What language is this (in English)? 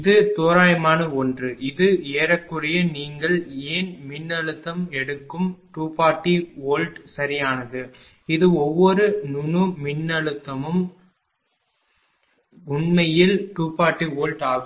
Tamil